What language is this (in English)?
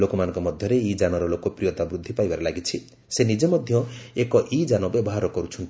Odia